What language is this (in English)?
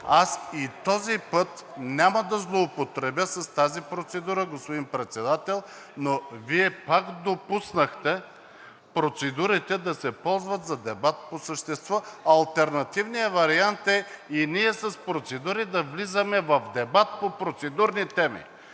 Bulgarian